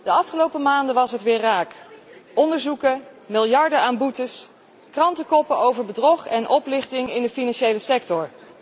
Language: Dutch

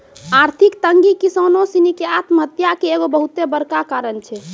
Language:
Maithili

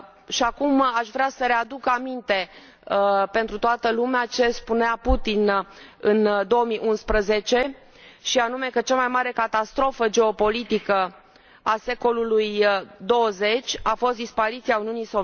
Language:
Romanian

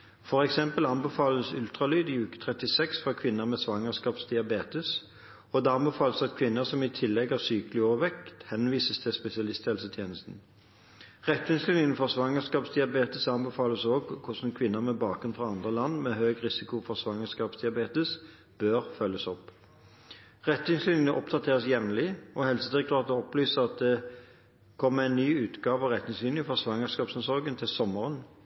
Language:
Norwegian Bokmål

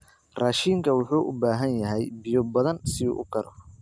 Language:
Somali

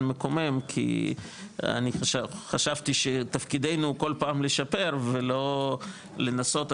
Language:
Hebrew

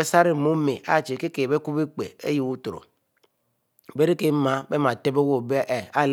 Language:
Mbe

